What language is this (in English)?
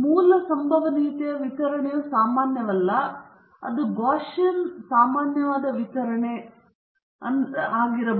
Kannada